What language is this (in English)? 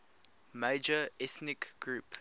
English